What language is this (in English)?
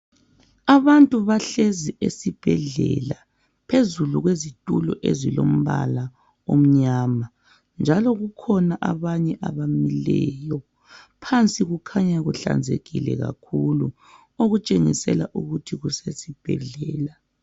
North Ndebele